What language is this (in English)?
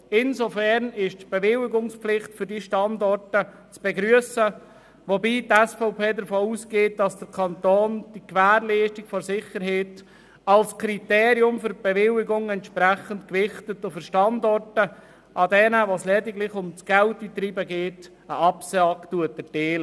Swiss German